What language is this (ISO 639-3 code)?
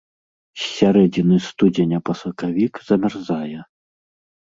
bel